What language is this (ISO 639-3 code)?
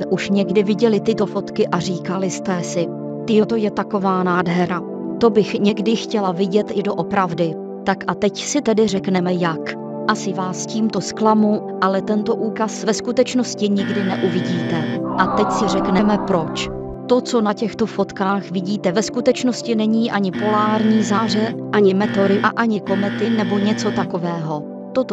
ces